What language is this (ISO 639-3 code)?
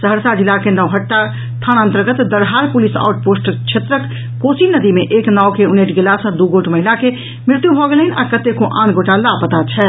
mai